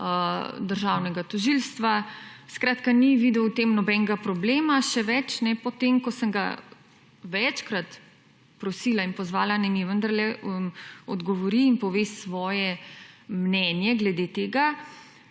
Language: Slovenian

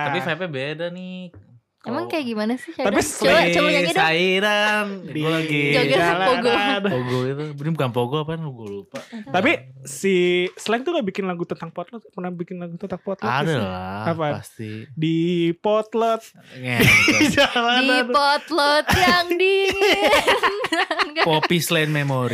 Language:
Indonesian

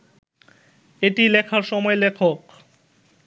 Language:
Bangla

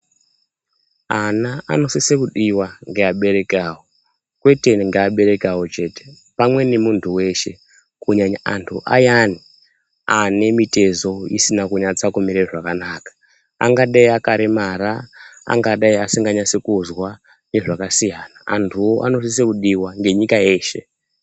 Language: Ndau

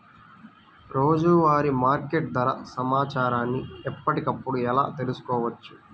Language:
Telugu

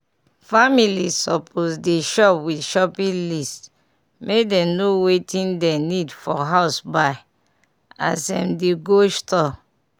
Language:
Nigerian Pidgin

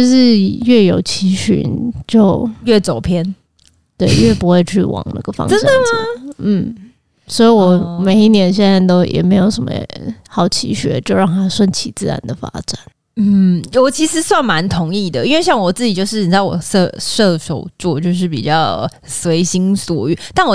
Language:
Chinese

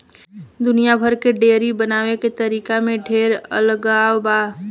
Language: Bhojpuri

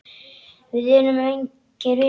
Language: Icelandic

